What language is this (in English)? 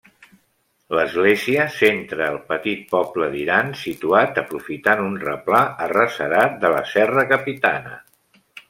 Catalan